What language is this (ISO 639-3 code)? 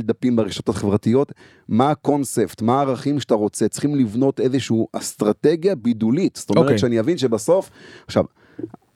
heb